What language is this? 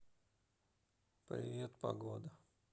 Russian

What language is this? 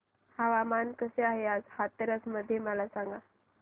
Marathi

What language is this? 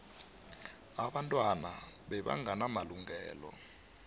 South Ndebele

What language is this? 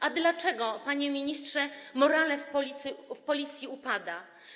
Polish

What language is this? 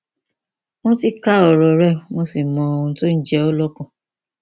Yoruba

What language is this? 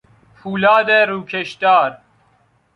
Persian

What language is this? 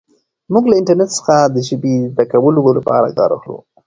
Pashto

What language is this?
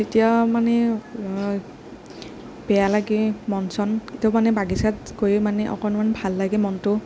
Assamese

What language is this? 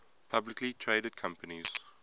English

